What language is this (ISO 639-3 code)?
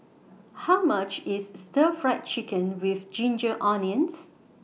eng